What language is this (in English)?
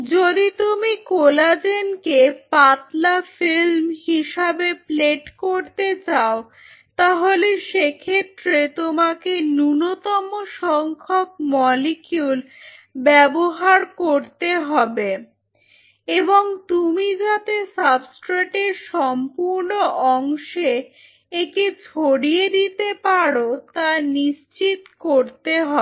Bangla